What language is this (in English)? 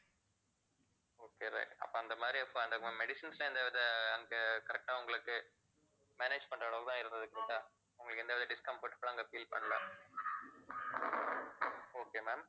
Tamil